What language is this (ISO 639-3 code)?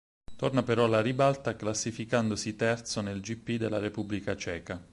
ita